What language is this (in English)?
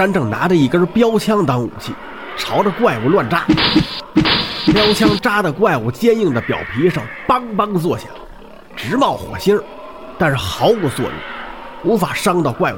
Chinese